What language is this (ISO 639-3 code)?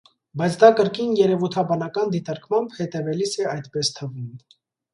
hye